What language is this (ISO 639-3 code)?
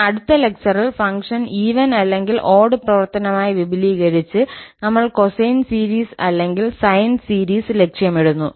mal